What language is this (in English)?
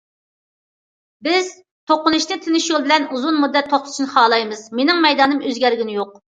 Uyghur